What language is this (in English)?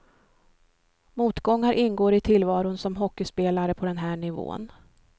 Swedish